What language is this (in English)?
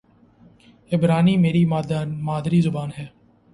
Urdu